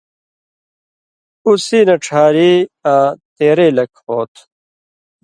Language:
Indus Kohistani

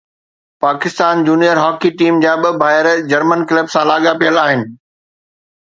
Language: Sindhi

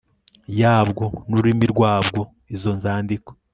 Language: Kinyarwanda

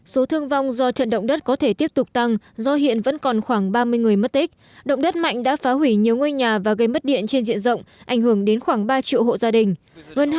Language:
Vietnamese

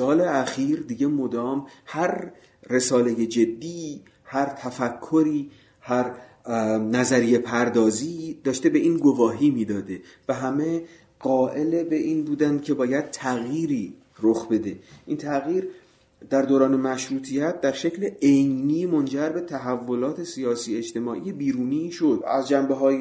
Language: Persian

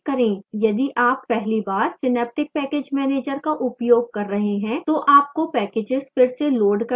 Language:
Hindi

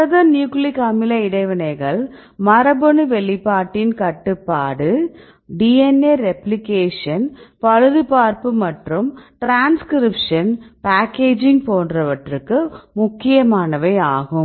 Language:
Tamil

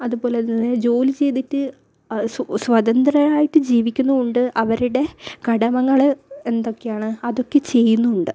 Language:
Malayalam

